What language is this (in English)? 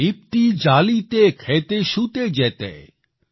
Gujarati